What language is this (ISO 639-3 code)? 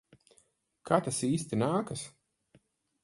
lav